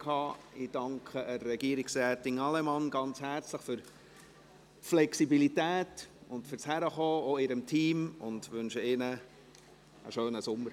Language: Swiss German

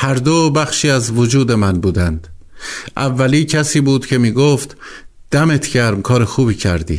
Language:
Persian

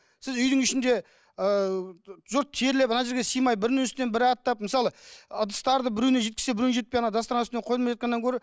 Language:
Kazakh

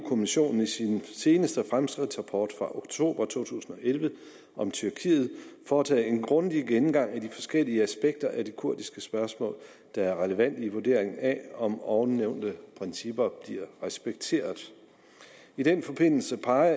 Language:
Danish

